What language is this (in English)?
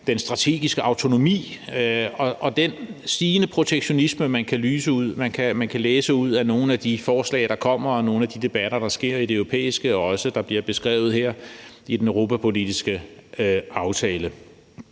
Danish